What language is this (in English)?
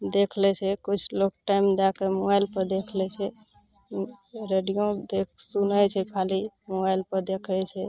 Maithili